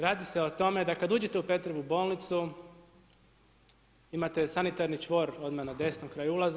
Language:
Croatian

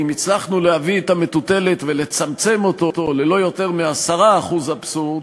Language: Hebrew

